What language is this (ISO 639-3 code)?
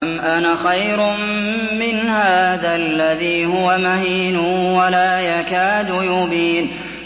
ara